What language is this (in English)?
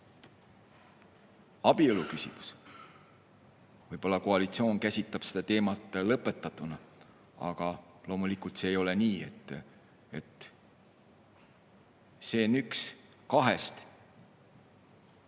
Estonian